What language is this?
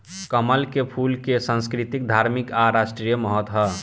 Bhojpuri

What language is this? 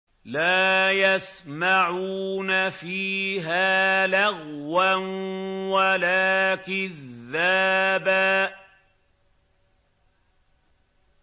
Arabic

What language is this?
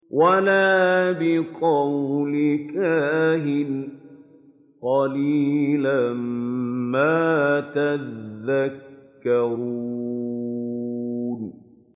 Arabic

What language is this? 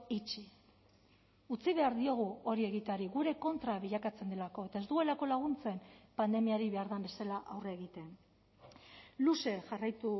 Basque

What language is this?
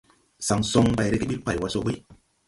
Tupuri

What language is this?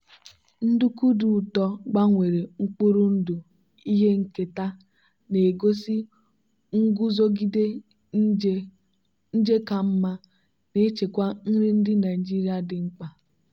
Igbo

